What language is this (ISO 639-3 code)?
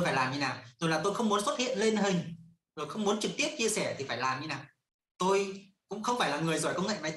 vie